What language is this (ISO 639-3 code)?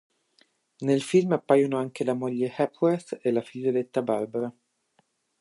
ita